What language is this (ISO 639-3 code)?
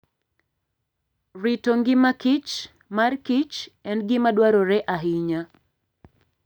luo